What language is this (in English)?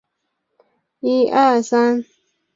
Chinese